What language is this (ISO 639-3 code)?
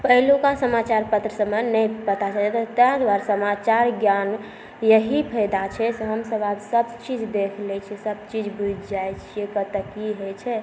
mai